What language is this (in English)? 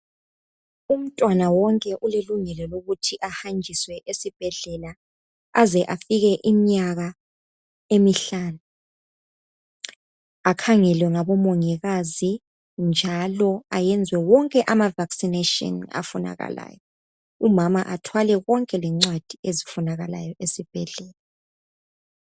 North Ndebele